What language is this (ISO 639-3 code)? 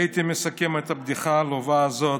heb